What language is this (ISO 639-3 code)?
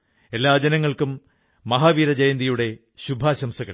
mal